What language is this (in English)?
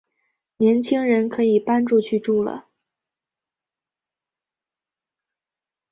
Chinese